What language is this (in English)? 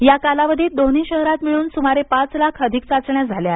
Marathi